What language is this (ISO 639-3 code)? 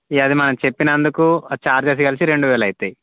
tel